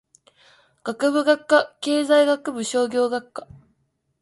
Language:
Japanese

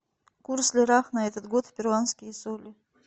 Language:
Russian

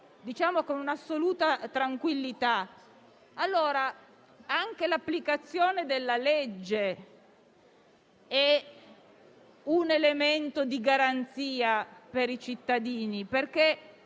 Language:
Italian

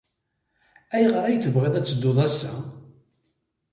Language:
Kabyle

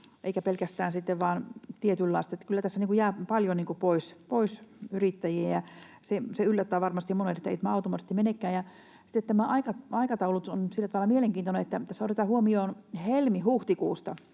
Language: Finnish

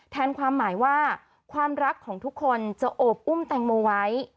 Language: Thai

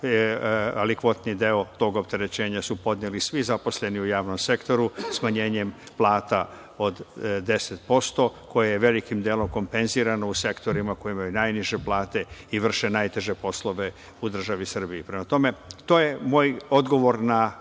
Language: Serbian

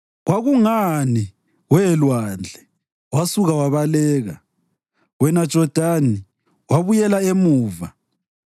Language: North Ndebele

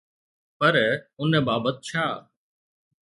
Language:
Sindhi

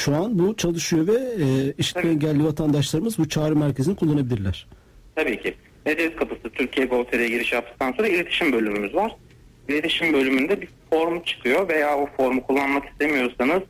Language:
Turkish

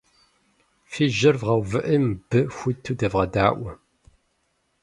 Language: Kabardian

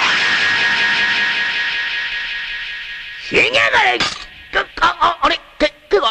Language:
Japanese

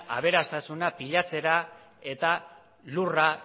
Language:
Basque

